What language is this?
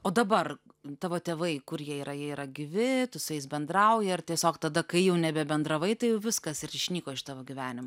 Lithuanian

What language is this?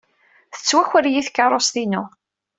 Kabyle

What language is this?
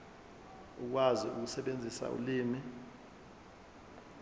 Zulu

